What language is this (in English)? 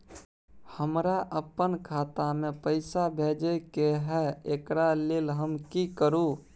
Maithili